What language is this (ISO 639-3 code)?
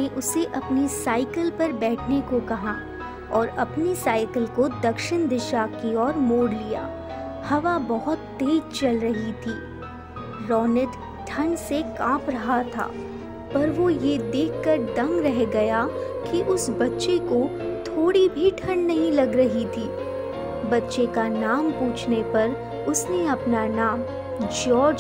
hin